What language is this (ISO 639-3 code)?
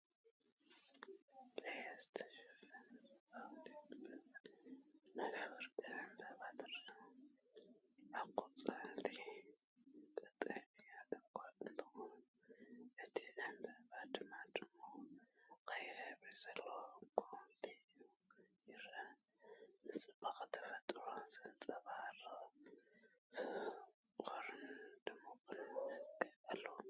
tir